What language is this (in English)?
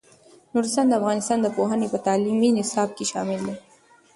Pashto